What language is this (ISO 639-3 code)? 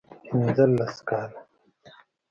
pus